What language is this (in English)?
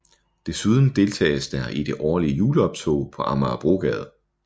Danish